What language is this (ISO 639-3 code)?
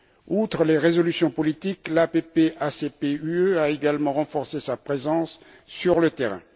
fra